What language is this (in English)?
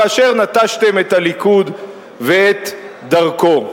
Hebrew